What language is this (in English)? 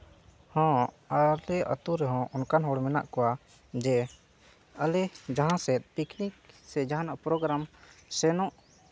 Santali